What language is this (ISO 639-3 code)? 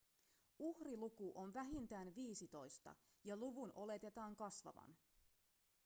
fin